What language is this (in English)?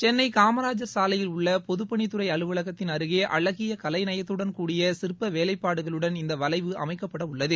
Tamil